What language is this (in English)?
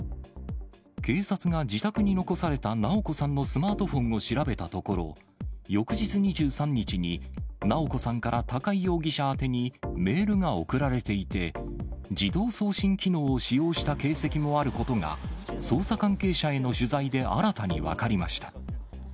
Japanese